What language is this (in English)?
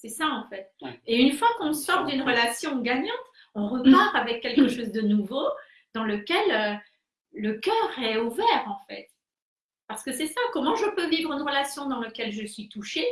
French